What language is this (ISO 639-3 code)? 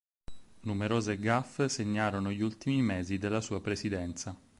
ita